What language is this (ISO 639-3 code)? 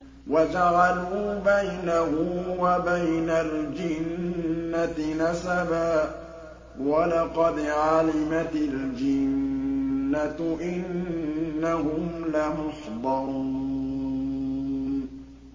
ara